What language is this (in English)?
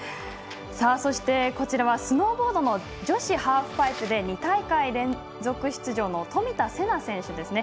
Japanese